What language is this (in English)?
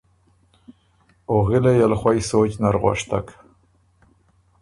Ormuri